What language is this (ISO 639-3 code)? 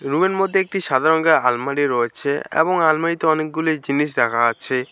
ben